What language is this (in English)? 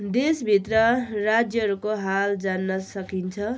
Nepali